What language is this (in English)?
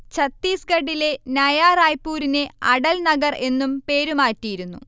Malayalam